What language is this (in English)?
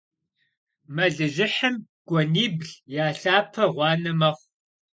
Kabardian